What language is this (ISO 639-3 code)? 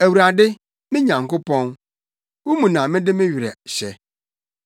aka